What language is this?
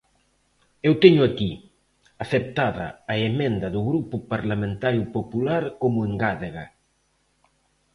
Galician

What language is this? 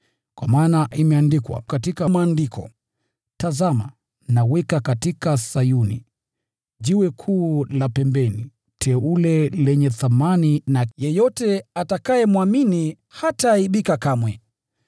Swahili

